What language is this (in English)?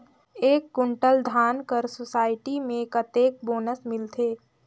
Chhattisgarhi